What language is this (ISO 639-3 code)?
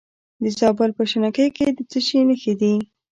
pus